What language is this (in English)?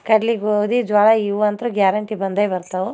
Kannada